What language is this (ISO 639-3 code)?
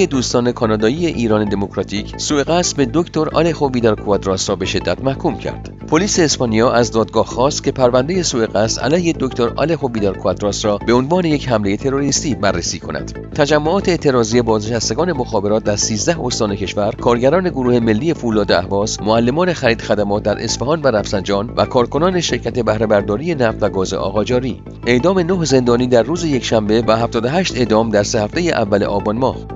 fas